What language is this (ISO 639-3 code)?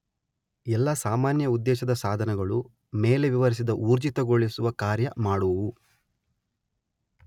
kan